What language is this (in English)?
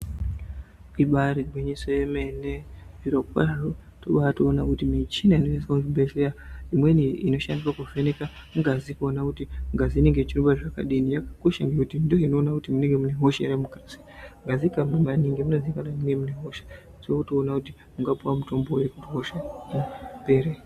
Ndau